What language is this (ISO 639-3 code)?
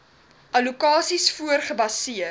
afr